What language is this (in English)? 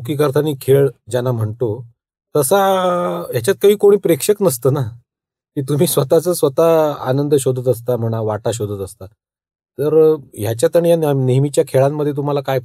Marathi